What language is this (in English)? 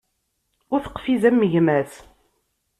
Kabyle